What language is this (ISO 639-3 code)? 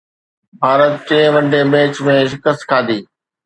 snd